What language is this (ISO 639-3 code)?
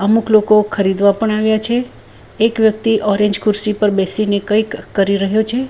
guj